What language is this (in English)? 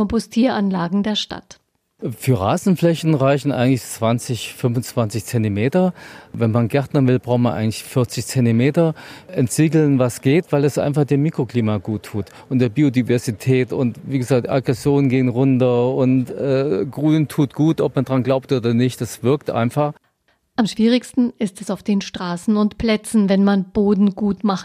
German